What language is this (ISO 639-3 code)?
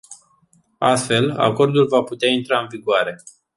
ron